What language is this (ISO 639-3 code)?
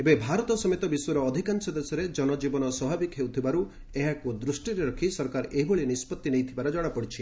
ori